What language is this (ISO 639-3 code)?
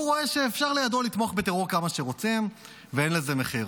heb